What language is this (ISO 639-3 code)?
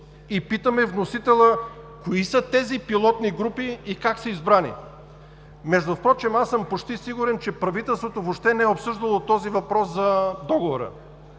bul